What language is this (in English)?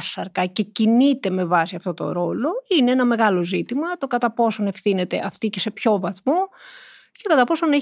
Greek